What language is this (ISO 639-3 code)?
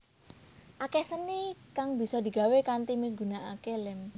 jav